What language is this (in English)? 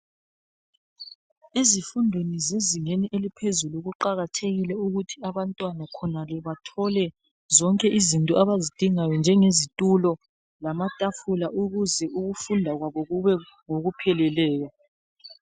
North Ndebele